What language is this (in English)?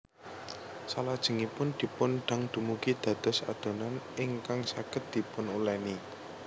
Javanese